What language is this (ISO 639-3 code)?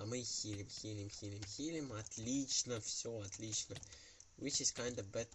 rus